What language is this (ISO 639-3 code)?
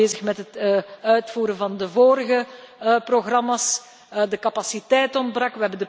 nld